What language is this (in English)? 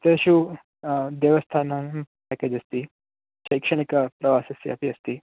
Sanskrit